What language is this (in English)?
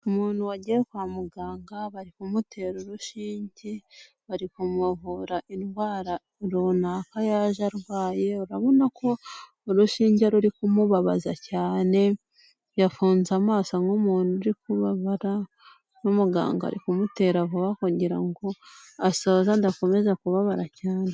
Kinyarwanda